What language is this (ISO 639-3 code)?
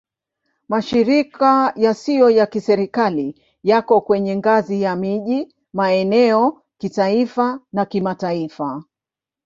swa